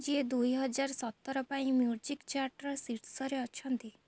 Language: Odia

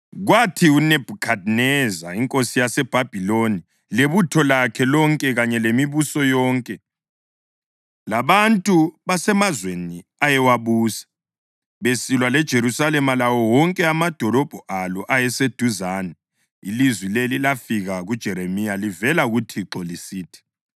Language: North Ndebele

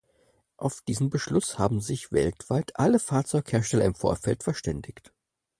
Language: German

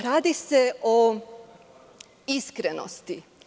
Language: Serbian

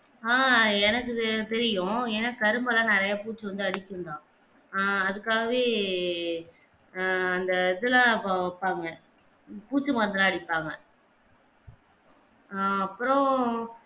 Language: Tamil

